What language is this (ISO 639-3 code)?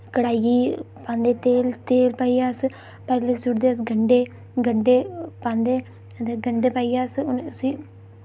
doi